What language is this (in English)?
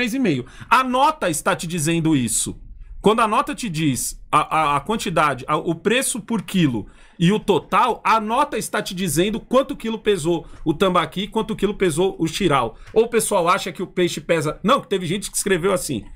Portuguese